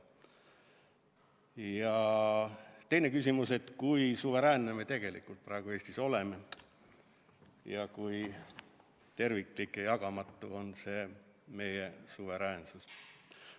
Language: Estonian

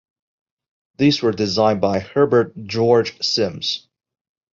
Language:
English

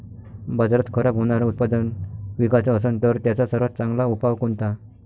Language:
Marathi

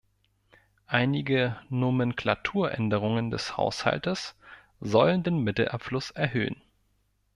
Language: German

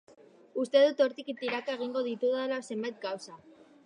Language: Basque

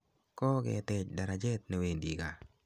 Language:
Kalenjin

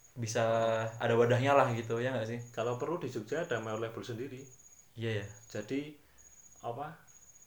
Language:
Indonesian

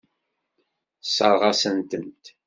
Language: Kabyle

